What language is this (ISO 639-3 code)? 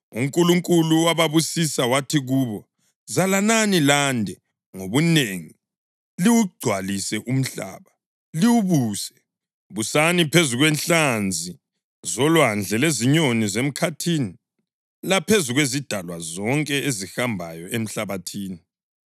nde